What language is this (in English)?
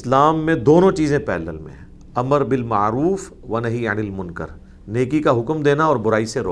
Urdu